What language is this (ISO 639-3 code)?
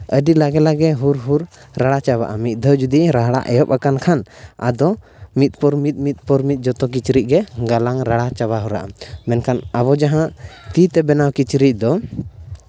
sat